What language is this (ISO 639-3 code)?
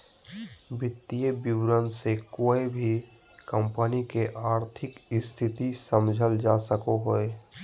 mag